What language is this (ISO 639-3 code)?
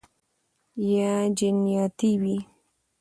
pus